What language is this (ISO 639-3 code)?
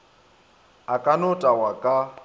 nso